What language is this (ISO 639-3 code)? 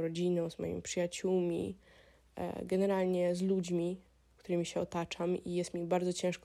pol